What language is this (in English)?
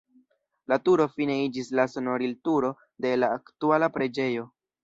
Esperanto